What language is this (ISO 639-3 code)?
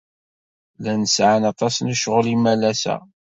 kab